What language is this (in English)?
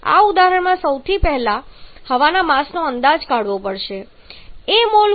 Gujarati